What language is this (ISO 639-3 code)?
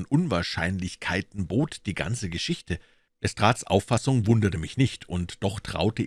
deu